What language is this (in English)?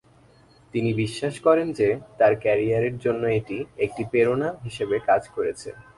Bangla